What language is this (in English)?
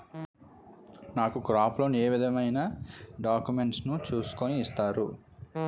Telugu